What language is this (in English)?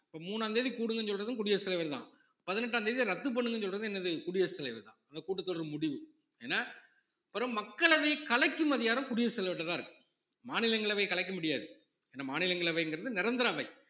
Tamil